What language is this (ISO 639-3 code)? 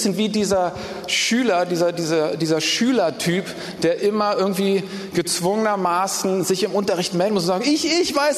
deu